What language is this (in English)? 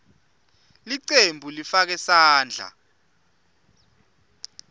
Swati